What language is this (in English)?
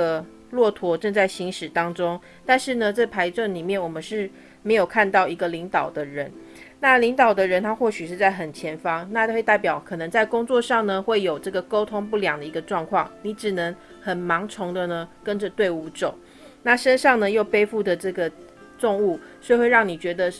Chinese